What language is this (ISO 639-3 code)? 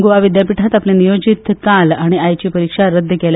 kok